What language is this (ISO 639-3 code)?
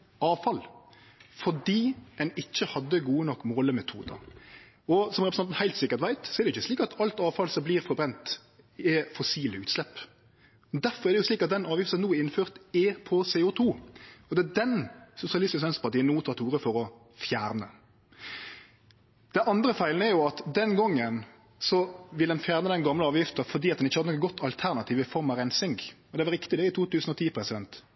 nno